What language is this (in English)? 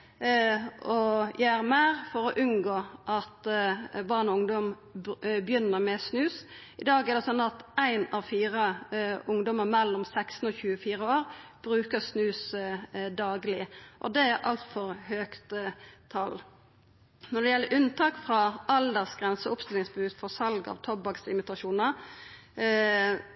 Norwegian Nynorsk